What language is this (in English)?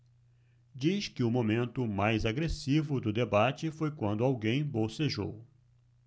Portuguese